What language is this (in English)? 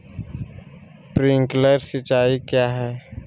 Magahi